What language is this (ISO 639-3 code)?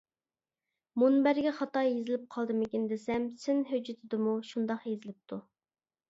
uig